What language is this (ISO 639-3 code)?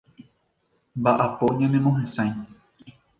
grn